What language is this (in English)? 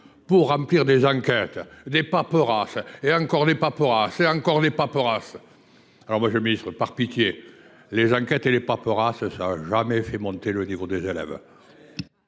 French